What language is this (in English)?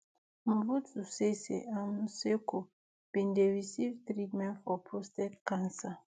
Nigerian Pidgin